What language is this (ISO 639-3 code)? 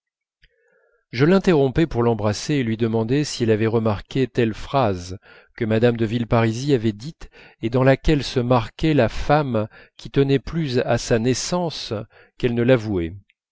fra